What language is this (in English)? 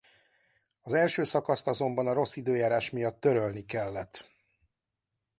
Hungarian